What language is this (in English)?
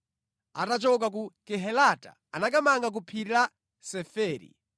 Nyanja